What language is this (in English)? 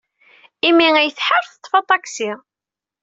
Kabyle